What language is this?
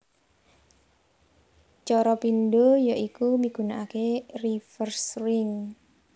Javanese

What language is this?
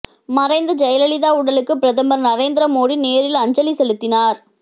Tamil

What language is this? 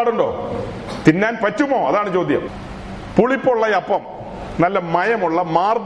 Malayalam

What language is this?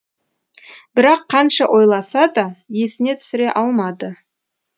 Kazakh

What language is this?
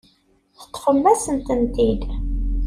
Kabyle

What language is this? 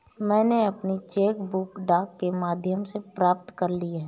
Hindi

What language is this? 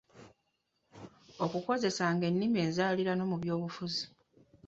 Ganda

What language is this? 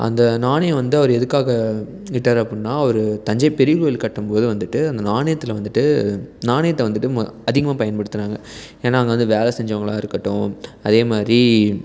Tamil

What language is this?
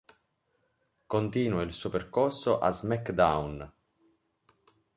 Italian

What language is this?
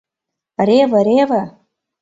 Mari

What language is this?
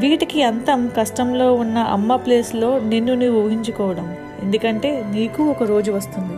Telugu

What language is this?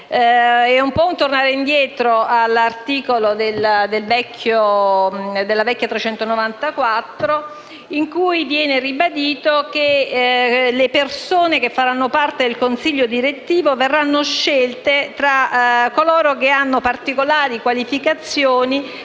Italian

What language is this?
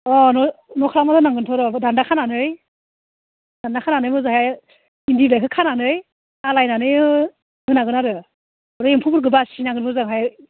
Bodo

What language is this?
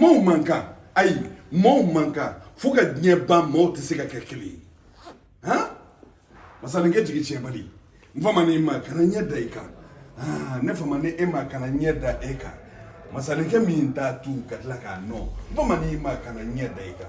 French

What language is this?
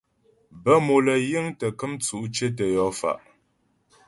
Ghomala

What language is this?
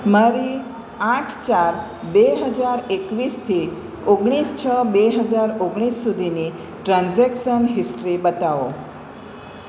Gujarati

